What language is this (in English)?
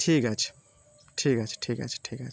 Bangla